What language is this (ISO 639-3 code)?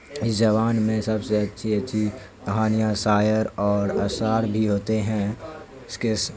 urd